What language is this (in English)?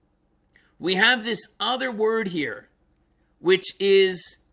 English